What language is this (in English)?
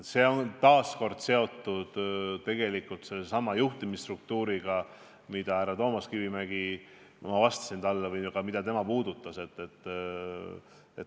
Estonian